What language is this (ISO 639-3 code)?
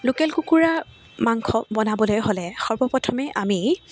asm